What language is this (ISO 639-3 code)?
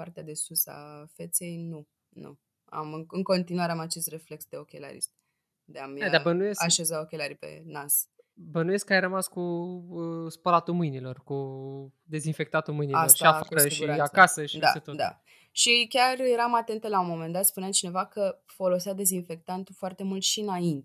ron